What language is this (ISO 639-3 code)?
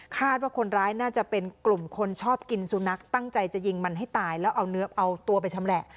tha